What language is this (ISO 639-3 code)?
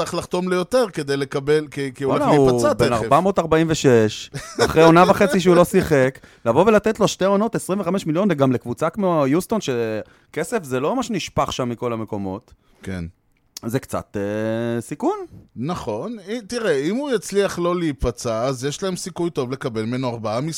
heb